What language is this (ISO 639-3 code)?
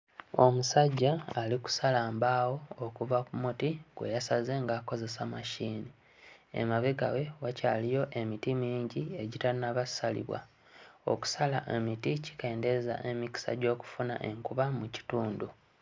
lug